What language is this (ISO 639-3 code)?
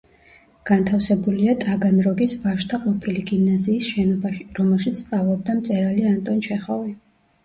kat